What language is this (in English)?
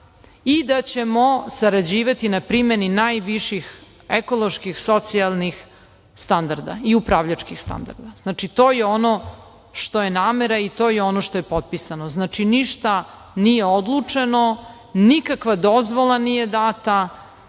Serbian